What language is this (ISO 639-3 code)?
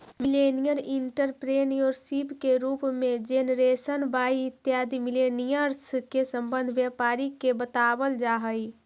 mag